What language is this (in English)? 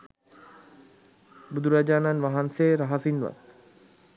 Sinhala